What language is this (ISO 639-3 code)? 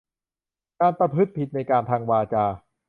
tha